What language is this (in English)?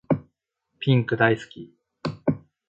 Japanese